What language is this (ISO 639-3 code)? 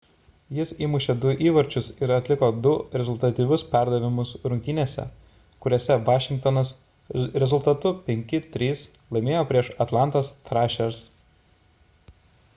lit